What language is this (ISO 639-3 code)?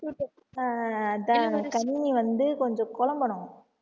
tam